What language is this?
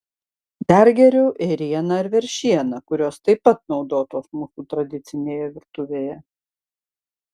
Lithuanian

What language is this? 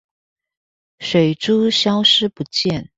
Chinese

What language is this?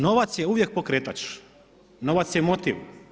Croatian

